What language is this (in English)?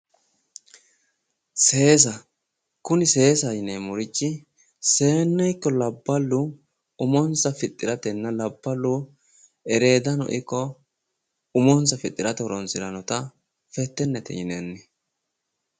Sidamo